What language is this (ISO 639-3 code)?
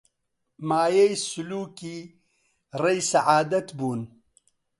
ckb